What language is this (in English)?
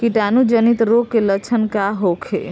Bhojpuri